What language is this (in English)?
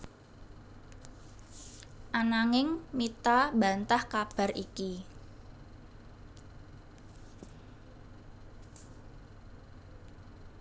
Javanese